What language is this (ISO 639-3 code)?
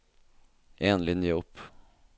nor